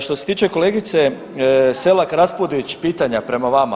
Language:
Croatian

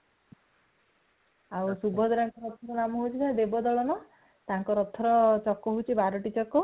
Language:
Odia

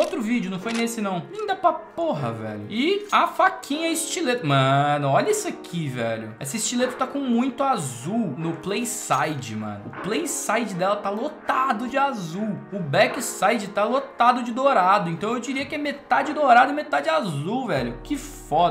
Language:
Portuguese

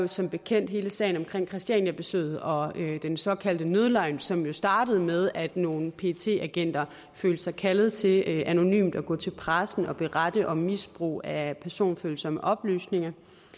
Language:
Danish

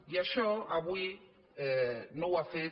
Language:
Catalan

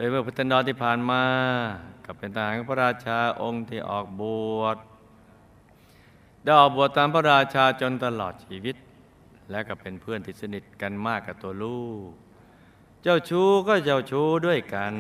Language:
Thai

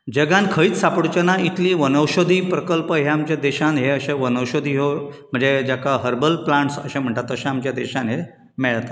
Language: Konkani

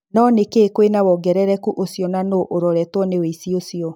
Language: Kikuyu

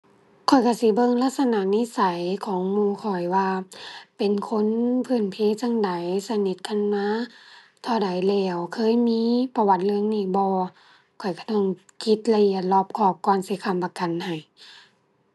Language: Thai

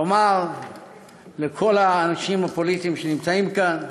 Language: Hebrew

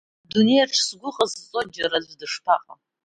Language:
Abkhazian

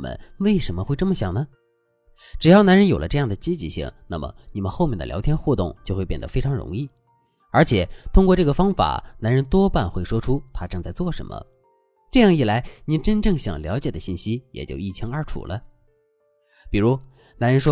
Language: Chinese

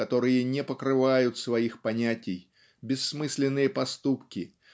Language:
Russian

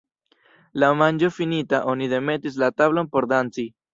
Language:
Esperanto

